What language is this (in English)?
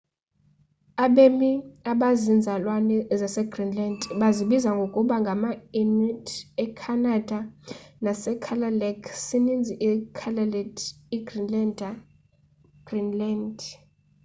Xhosa